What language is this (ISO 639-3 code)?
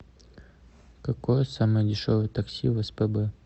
rus